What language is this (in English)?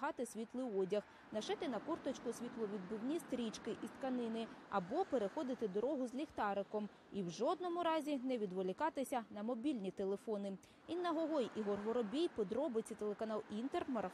Ukrainian